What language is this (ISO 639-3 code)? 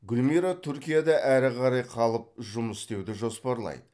kaz